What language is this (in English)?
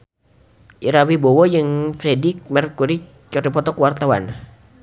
Sundanese